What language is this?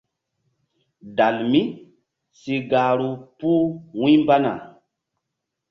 Mbum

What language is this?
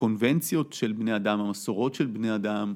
Hebrew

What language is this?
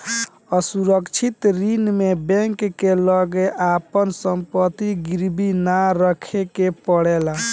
Bhojpuri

